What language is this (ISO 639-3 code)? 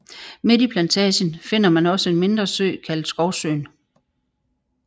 dan